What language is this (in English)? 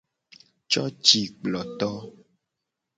Gen